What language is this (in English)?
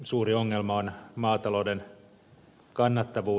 Finnish